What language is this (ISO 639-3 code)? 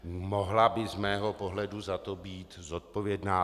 ces